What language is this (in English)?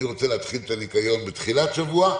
Hebrew